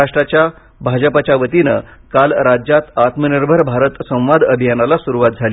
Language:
Marathi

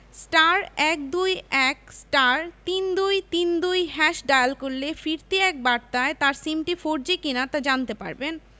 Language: Bangla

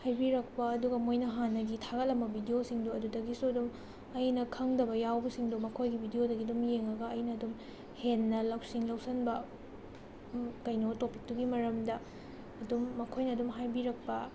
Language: Manipuri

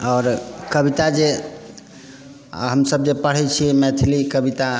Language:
Maithili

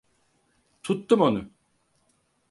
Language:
Turkish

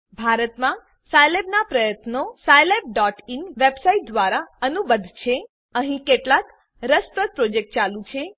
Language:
Gujarati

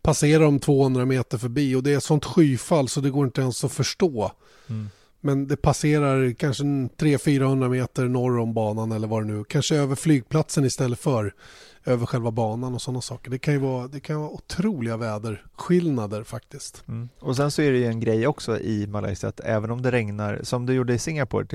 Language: Swedish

